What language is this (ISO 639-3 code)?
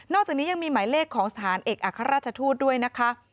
tha